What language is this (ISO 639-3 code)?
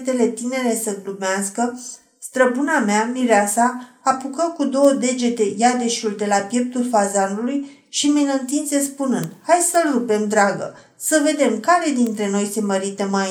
ron